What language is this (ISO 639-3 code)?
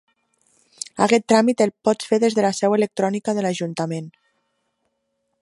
cat